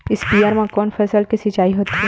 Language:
Chhattisgarhi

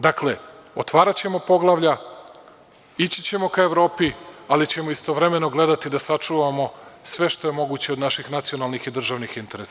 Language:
Serbian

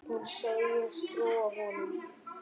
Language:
Icelandic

